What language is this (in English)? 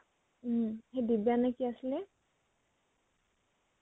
Assamese